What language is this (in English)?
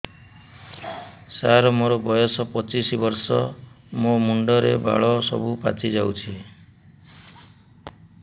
Odia